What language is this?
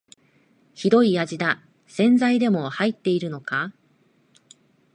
Japanese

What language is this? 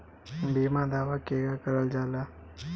Bhojpuri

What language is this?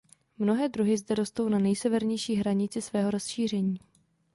Czech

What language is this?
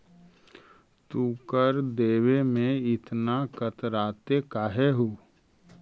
Magahi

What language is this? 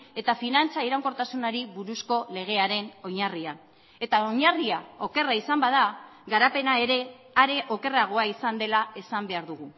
Basque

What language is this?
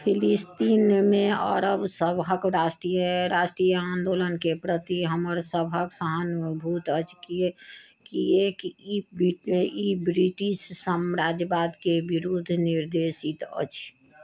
Maithili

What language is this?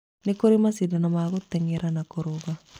Kikuyu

